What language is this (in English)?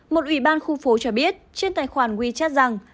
Vietnamese